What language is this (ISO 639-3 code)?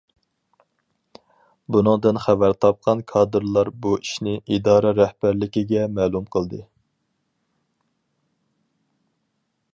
uig